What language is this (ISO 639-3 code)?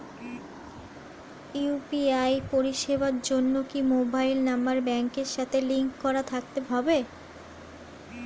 ben